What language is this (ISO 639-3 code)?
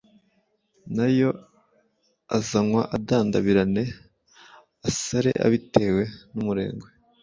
kin